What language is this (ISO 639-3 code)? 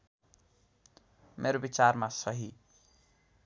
nep